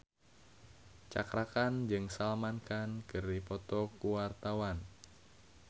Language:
Sundanese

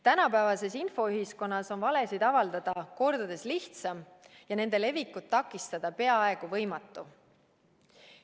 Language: Estonian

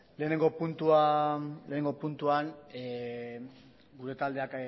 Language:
Basque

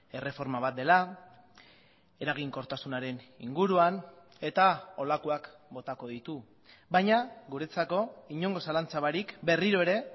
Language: Basque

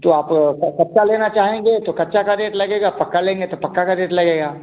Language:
Hindi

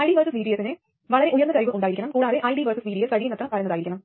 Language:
Malayalam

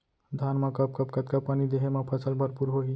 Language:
Chhattisgarhi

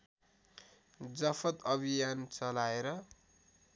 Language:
Nepali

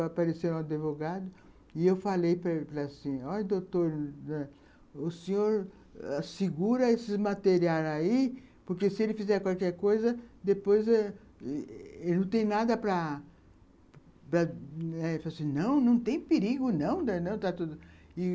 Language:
Portuguese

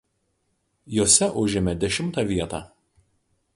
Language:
Lithuanian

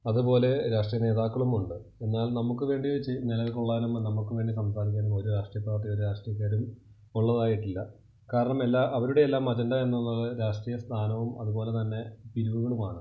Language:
Malayalam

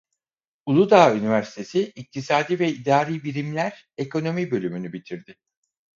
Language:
Turkish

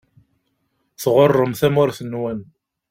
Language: Kabyle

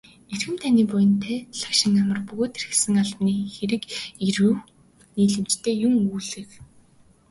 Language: Mongolian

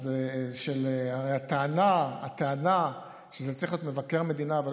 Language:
Hebrew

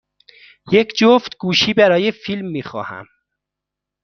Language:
Persian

